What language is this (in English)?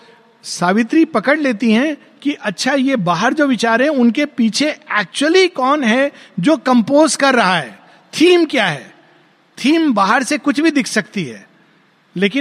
Hindi